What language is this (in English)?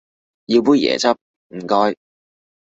Cantonese